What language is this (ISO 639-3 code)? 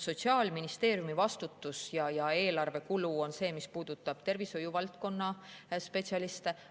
est